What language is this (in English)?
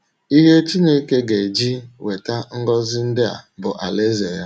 Igbo